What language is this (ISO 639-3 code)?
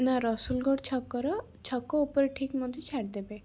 ori